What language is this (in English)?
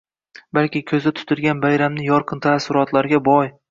Uzbek